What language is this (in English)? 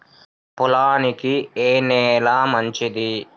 Telugu